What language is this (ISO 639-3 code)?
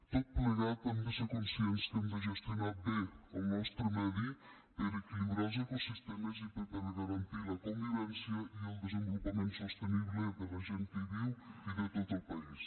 cat